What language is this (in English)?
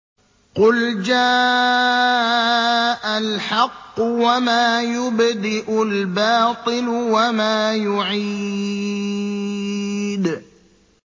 Arabic